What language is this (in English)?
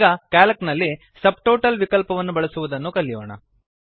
Kannada